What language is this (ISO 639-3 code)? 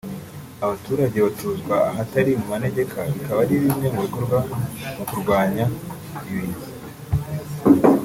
kin